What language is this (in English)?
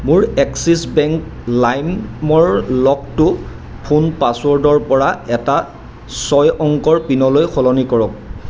Assamese